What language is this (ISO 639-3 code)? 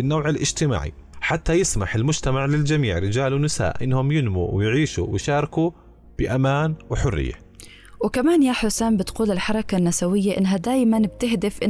ara